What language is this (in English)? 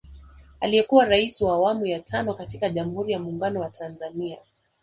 Swahili